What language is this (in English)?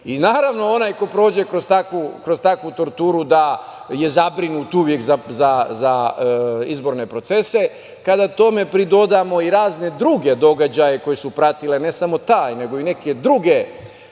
Serbian